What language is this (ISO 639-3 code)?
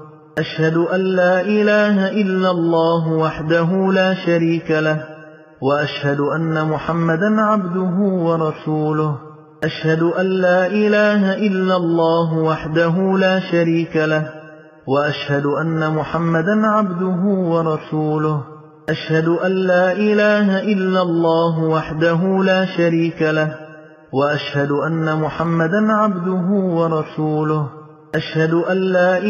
ara